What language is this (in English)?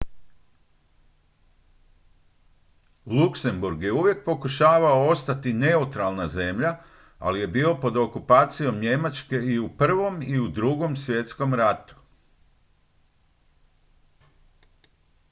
Croatian